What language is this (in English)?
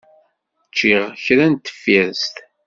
Kabyle